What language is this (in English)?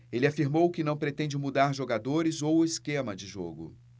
Portuguese